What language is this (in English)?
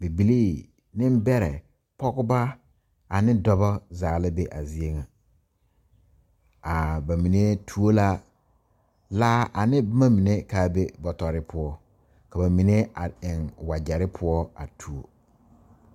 Southern Dagaare